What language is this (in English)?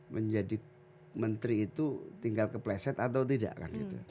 Indonesian